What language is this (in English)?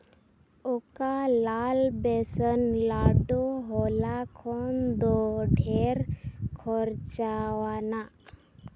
Santali